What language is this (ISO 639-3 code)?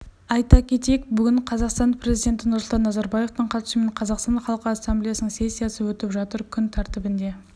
kaz